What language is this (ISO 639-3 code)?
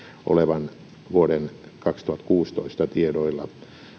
fin